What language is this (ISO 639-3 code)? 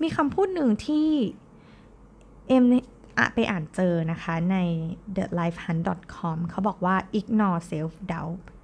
tha